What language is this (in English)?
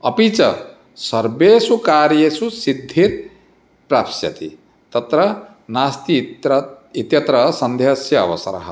Sanskrit